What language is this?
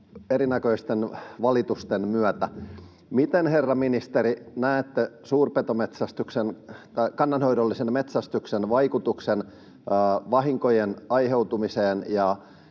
Finnish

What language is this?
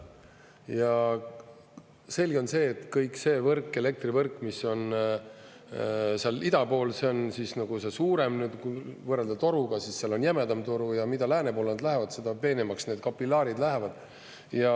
Estonian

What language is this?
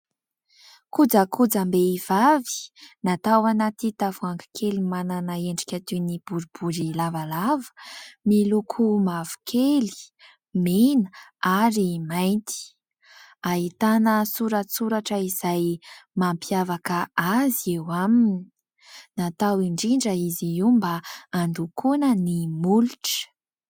Malagasy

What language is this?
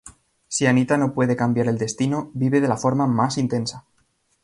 Spanish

